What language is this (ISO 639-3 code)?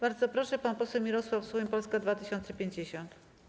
pol